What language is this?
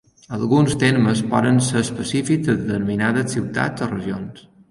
Catalan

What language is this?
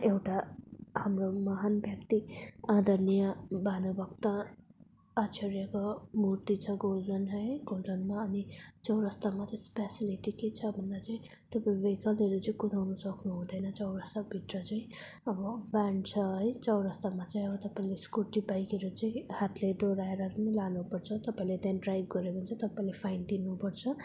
Nepali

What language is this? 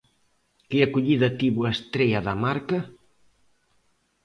Galician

